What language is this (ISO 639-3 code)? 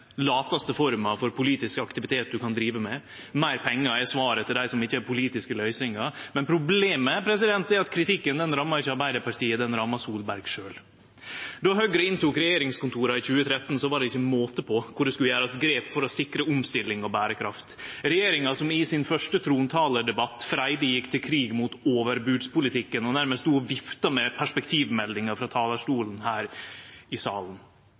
nno